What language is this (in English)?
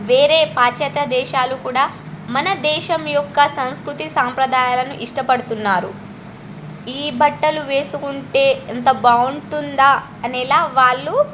Telugu